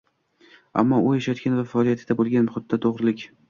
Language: Uzbek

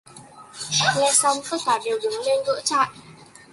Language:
Vietnamese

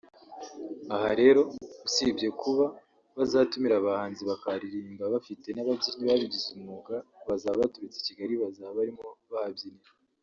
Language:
Kinyarwanda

